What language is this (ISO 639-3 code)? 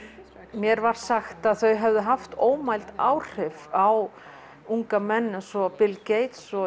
isl